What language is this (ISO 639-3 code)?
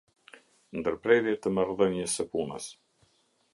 sqi